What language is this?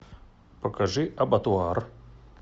Russian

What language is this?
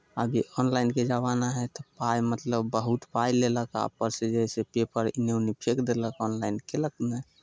Maithili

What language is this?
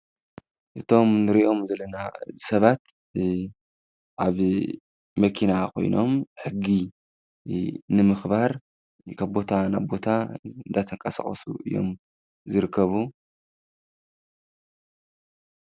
Tigrinya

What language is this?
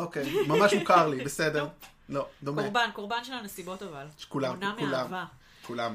Hebrew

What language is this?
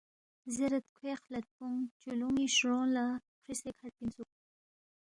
Balti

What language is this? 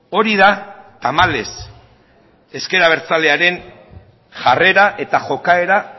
Basque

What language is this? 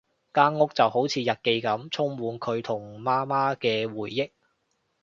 Cantonese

